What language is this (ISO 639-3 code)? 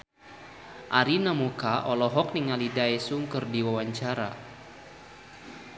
sun